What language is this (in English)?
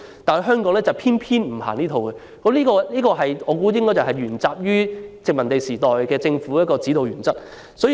Cantonese